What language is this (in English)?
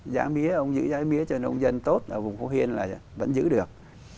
Vietnamese